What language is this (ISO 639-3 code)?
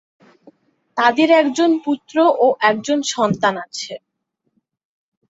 ben